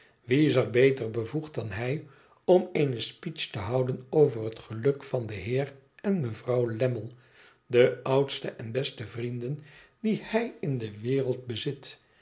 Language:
Dutch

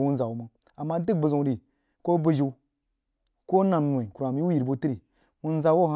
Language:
Jiba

